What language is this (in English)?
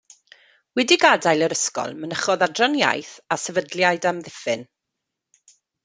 Welsh